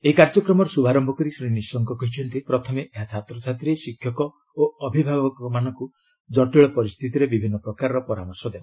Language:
Odia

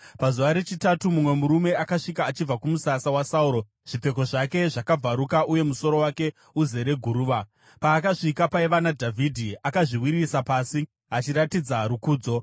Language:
Shona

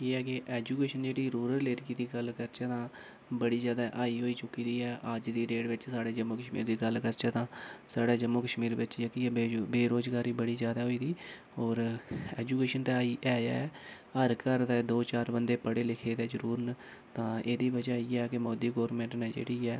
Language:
Dogri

